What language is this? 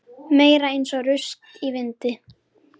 Icelandic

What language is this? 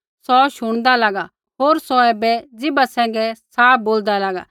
Kullu Pahari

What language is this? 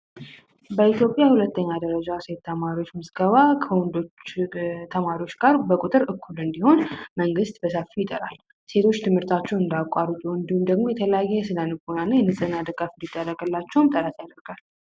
Amharic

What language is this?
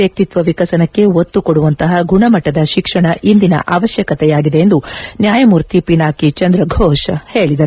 Kannada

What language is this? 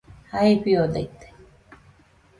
Nüpode Huitoto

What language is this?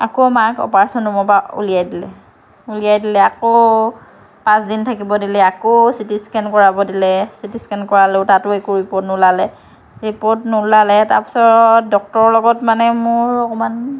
Assamese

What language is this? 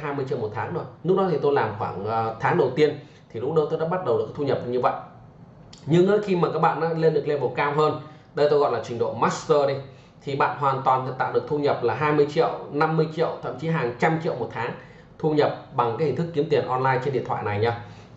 Vietnamese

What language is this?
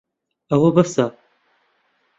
Central Kurdish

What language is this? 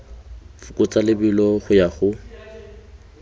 Tswana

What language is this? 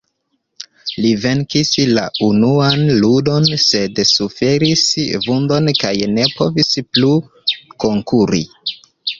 Esperanto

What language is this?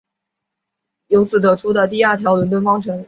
Chinese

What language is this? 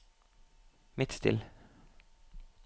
Norwegian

